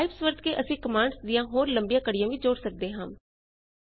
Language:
Punjabi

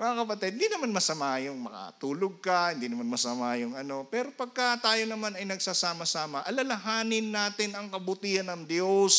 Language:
Filipino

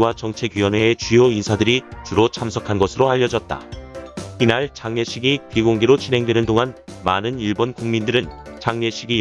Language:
Korean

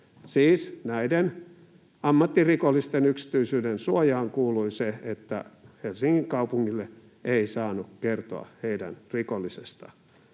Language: Finnish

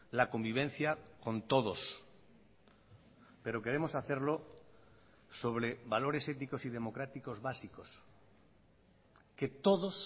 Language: Spanish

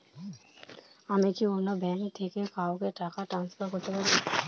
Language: Bangla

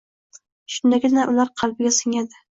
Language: Uzbek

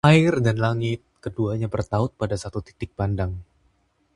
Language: Indonesian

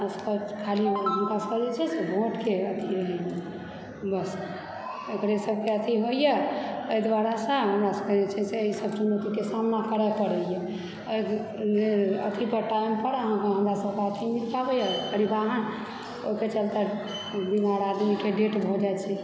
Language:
Maithili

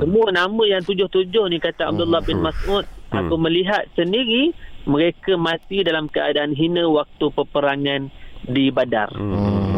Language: Malay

